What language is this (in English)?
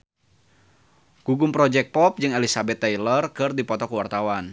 Sundanese